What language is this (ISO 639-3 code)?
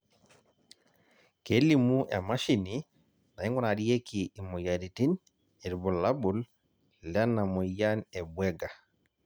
mas